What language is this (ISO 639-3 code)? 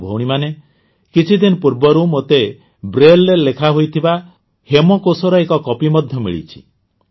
ori